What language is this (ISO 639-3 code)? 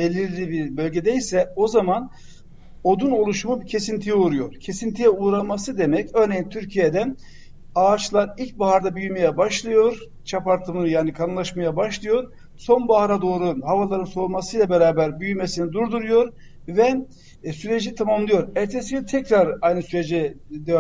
tur